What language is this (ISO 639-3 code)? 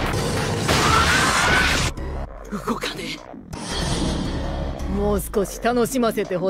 jpn